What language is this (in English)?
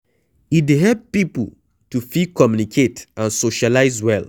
Nigerian Pidgin